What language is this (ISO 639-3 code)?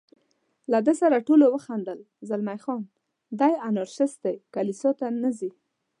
pus